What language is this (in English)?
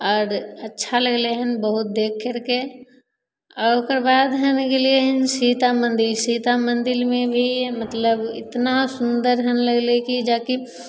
Maithili